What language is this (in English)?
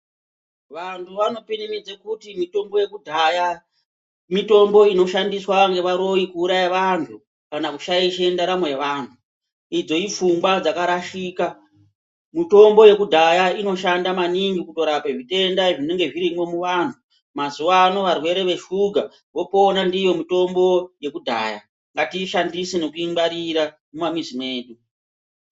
Ndau